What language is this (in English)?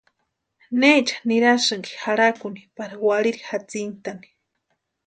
Western Highland Purepecha